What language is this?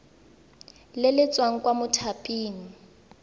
Tswana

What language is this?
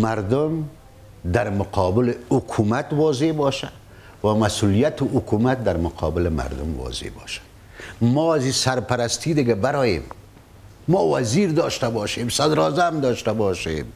Persian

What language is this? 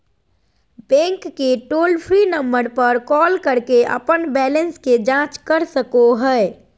Magahi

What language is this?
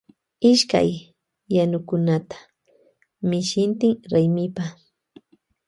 Loja Highland Quichua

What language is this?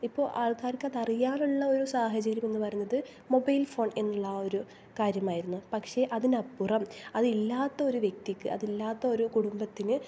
Malayalam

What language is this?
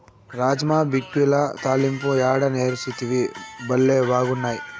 Telugu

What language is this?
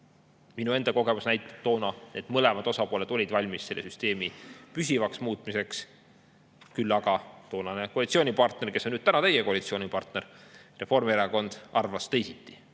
Estonian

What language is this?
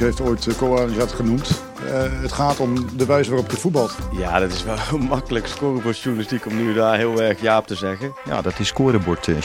Dutch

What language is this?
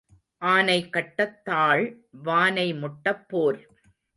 Tamil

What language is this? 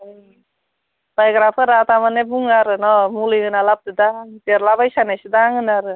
Bodo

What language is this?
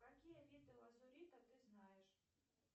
Russian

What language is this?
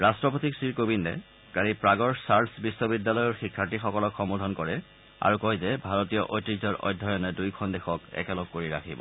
Assamese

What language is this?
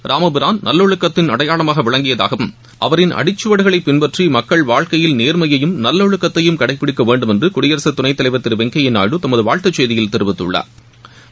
Tamil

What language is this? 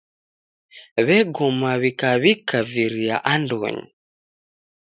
Taita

